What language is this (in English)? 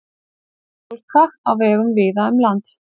Icelandic